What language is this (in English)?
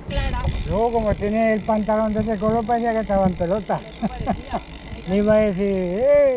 Spanish